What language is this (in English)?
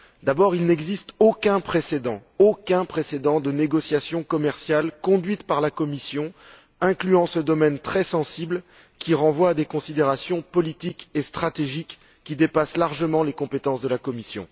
French